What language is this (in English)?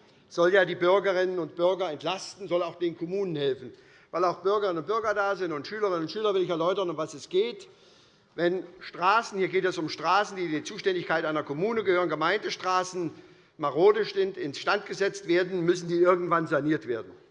German